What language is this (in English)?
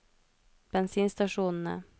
Norwegian